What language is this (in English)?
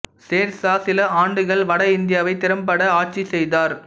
Tamil